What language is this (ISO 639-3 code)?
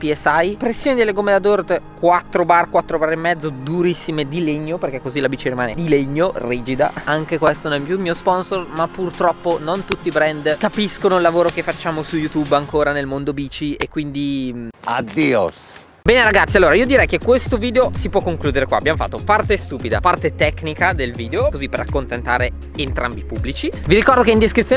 ita